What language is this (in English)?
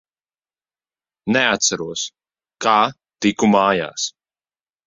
Latvian